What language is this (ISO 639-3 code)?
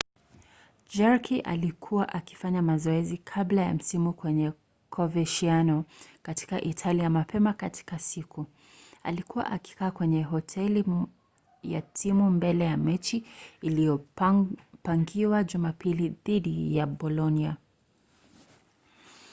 swa